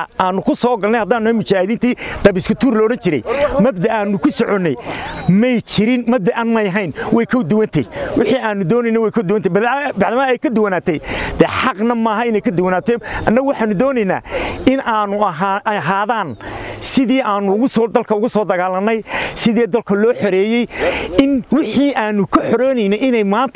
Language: Arabic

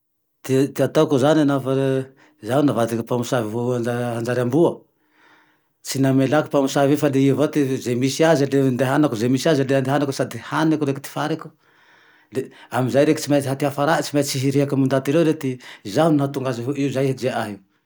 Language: Tandroy-Mahafaly Malagasy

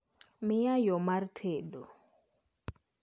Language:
Luo (Kenya and Tanzania)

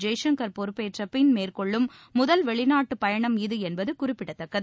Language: Tamil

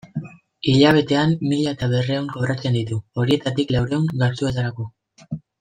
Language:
Basque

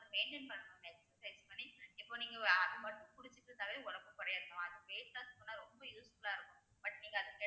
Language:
Tamil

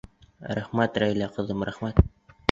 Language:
Bashkir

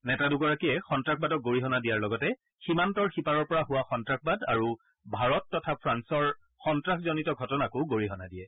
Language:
Assamese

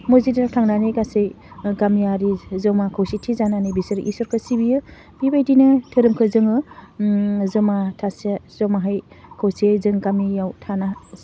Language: Bodo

